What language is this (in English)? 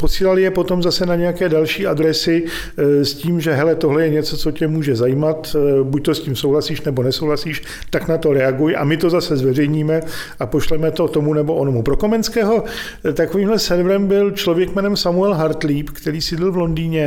Czech